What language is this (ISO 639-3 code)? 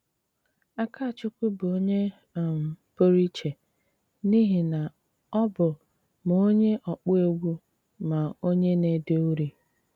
ibo